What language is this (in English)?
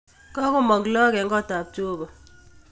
Kalenjin